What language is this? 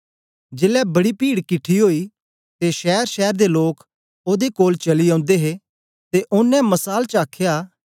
Dogri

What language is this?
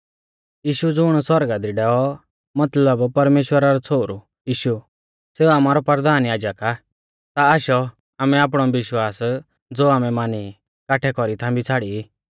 Mahasu Pahari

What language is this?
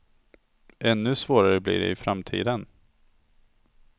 Swedish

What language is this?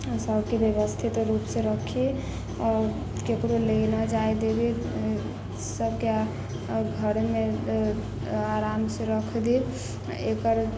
Maithili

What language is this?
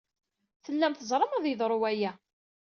Kabyle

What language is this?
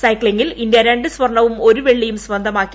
Malayalam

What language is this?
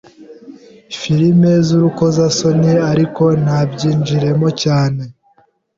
Kinyarwanda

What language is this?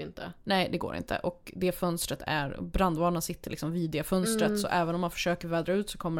Swedish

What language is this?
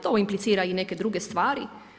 Croatian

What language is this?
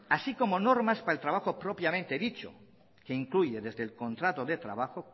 Spanish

